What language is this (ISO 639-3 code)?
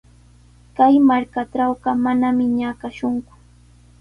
qws